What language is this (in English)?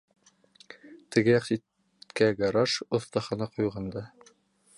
Bashkir